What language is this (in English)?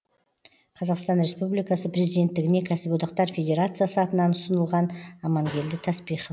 Kazakh